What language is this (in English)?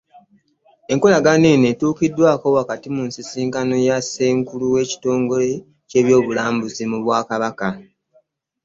Ganda